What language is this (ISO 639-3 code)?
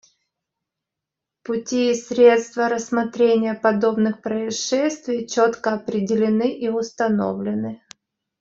rus